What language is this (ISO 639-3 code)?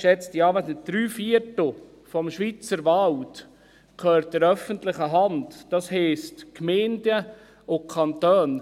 gsw